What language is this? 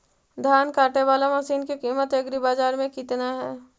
Magahi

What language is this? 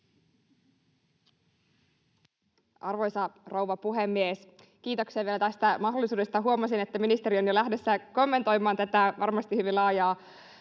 Finnish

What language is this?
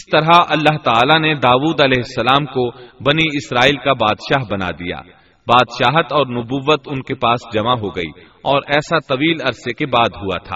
Urdu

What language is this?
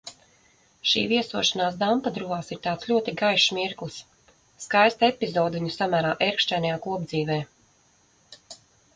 Latvian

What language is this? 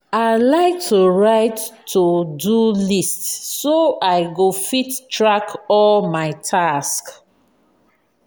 Nigerian Pidgin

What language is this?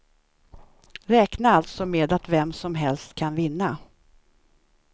Swedish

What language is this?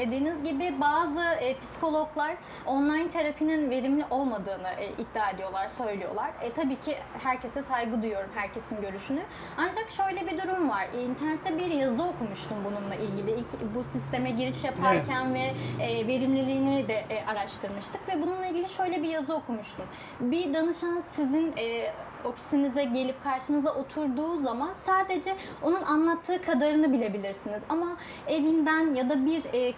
Turkish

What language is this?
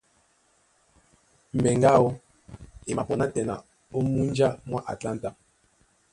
Duala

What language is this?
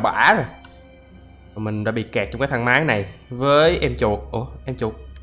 Vietnamese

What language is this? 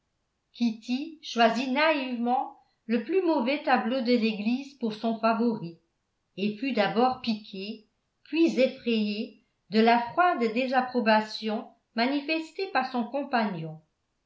French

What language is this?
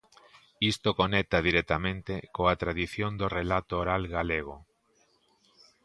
Galician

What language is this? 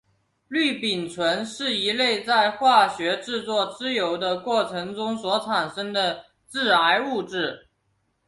Chinese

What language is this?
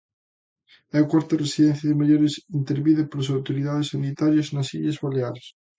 Galician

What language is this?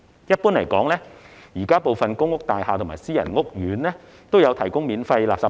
Cantonese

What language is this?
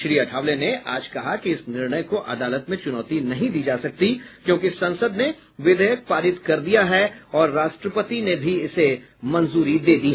Hindi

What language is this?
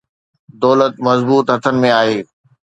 Sindhi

